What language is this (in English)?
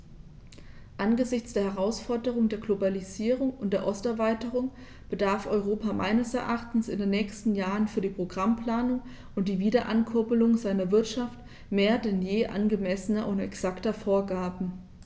German